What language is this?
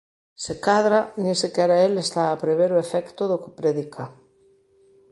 Galician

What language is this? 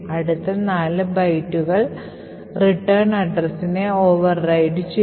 Malayalam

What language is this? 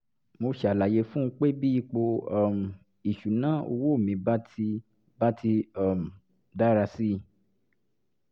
Yoruba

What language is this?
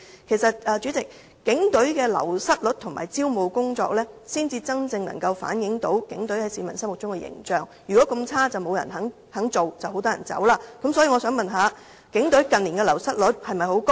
Cantonese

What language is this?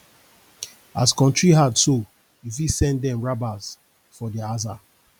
Nigerian Pidgin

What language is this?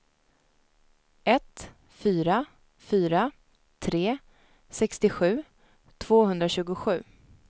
Swedish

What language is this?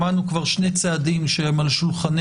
Hebrew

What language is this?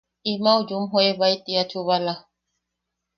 Yaqui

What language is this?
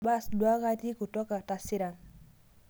Masai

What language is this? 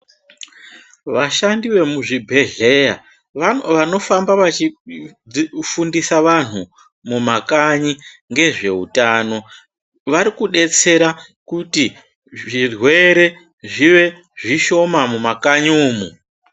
Ndau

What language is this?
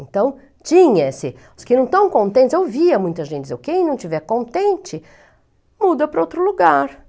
Portuguese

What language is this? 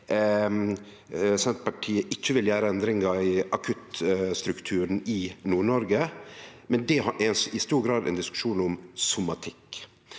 Norwegian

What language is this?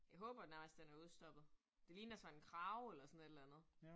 Danish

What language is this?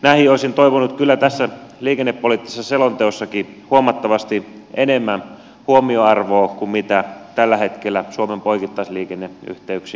Finnish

